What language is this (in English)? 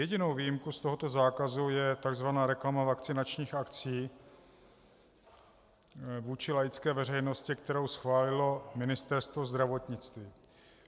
Czech